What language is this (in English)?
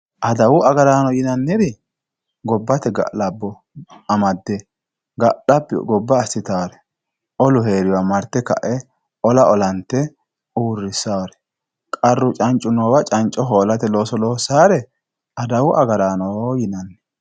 Sidamo